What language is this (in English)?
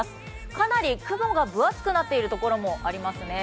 Japanese